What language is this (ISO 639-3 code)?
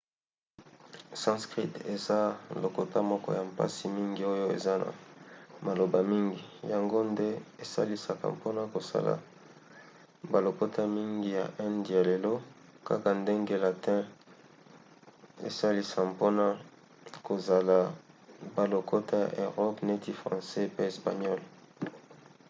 lin